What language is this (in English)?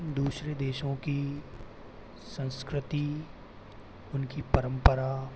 Hindi